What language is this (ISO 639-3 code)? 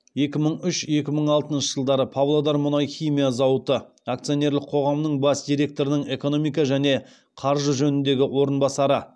kaz